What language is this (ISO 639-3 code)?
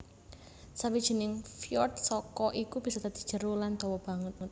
jav